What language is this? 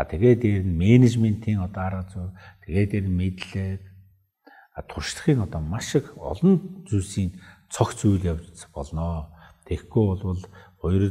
Turkish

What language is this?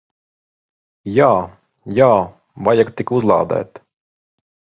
Latvian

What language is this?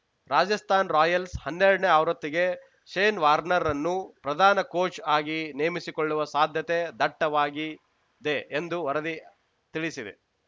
Kannada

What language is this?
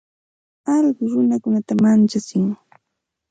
Santa Ana de Tusi Pasco Quechua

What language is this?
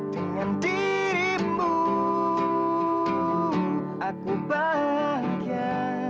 Indonesian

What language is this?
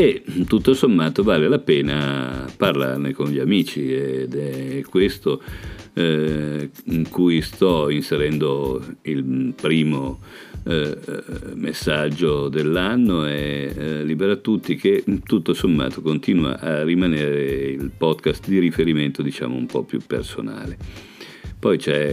Italian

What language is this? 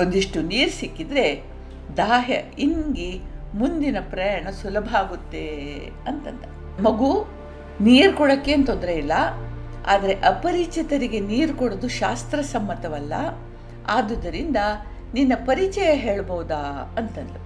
Kannada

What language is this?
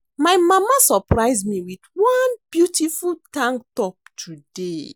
Nigerian Pidgin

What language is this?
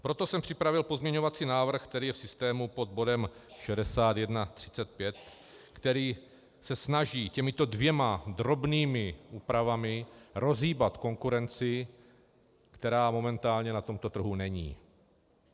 Czech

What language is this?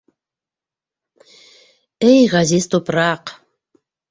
Bashkir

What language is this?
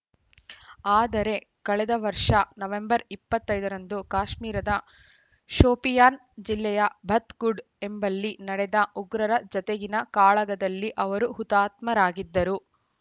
Kannada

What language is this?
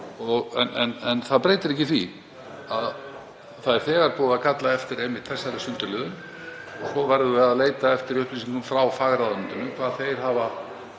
Icelandic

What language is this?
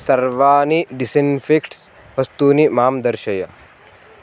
Sanskrit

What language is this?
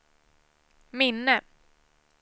Swedish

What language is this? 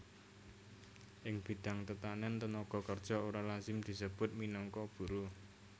Javanese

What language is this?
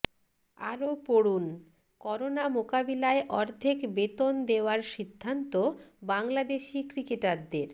Bangla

